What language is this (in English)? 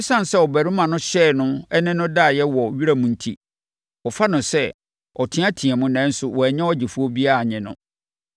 Akan